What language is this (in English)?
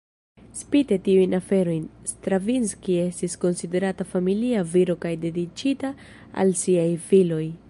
Esperanto